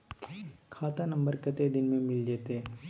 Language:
Maithili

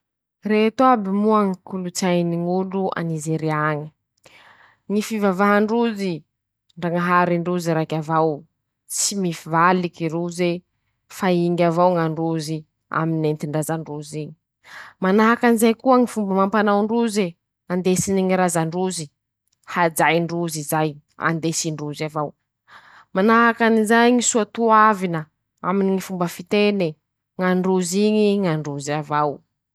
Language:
Masikoro Malagasy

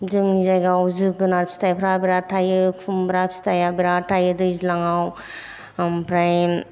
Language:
Bodo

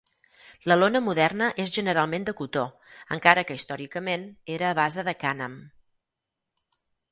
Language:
Catalan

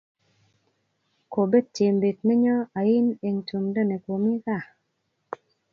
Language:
Kalenjin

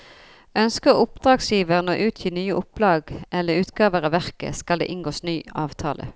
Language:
Norwegian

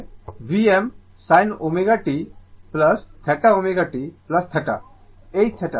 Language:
Bangla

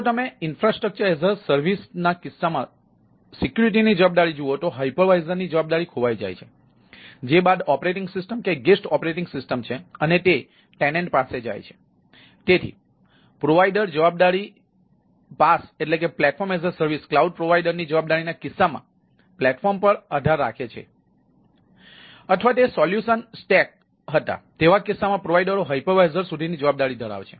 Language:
Gujarati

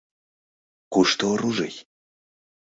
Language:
Mari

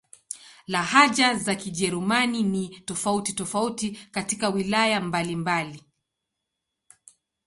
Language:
Swahili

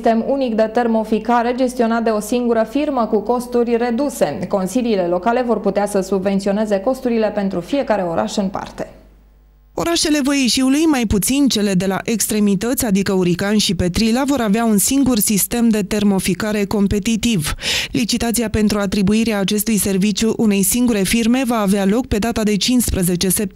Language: Romanian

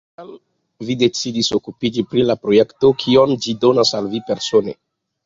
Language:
Esperanto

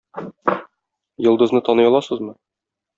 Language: Tatar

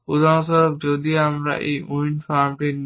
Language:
Bangla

